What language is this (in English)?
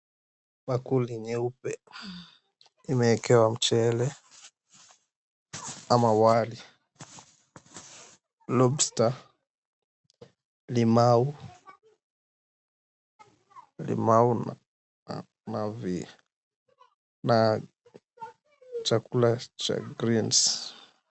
Swahili